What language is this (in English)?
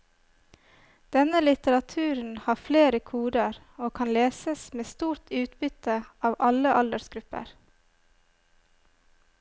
Norwegian